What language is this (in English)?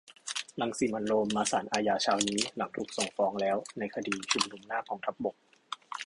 Thai